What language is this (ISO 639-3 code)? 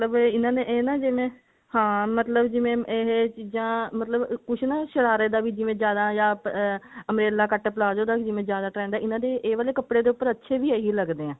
pan